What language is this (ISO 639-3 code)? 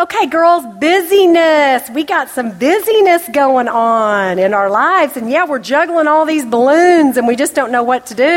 eng